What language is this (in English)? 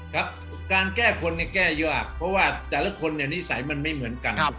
Thai